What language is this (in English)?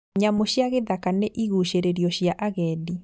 Kikuyu